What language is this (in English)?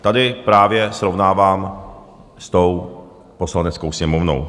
Czech